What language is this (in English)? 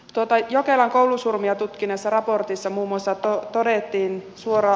Finnish